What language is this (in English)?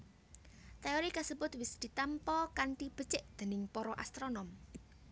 Javanese